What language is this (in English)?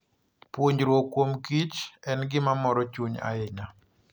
Luo (Kenya and Tanzania)